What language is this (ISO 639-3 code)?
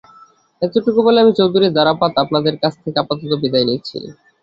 ben